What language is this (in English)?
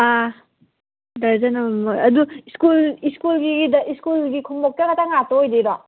Manipuri